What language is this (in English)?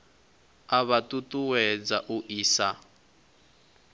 Venda